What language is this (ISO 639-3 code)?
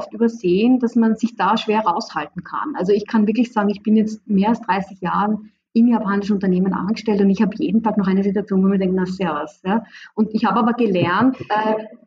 deu